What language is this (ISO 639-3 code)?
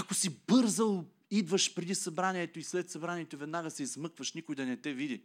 bul